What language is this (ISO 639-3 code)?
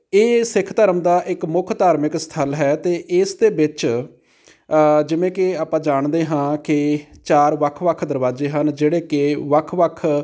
pan